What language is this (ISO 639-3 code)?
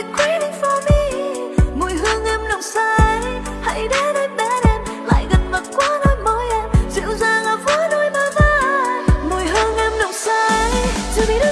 vie